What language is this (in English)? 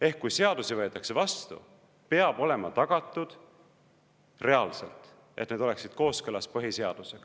Estonian